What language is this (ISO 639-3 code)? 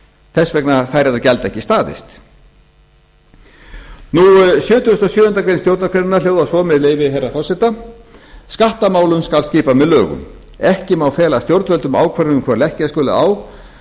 isl